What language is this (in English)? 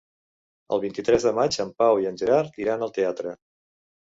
Catalan